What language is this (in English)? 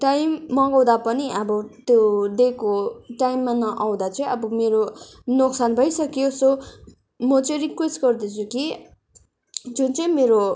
Nepali